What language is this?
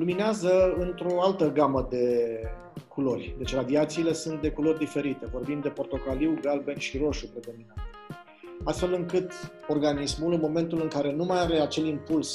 Romanian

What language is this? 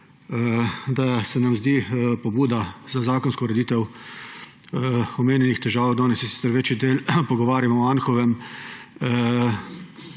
Slovenian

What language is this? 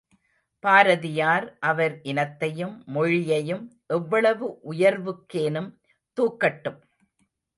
Tamil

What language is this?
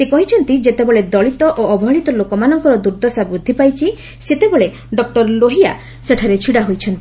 Odia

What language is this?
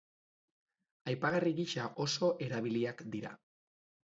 Basque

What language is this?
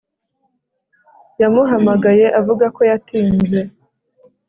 Kinyarwanda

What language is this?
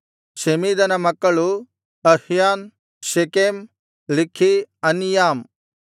Kannada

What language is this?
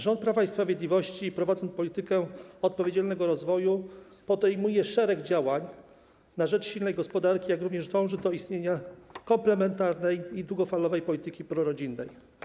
Polish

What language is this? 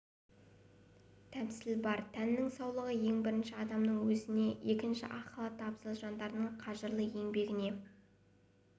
Kazakh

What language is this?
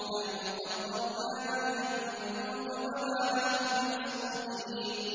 Arabic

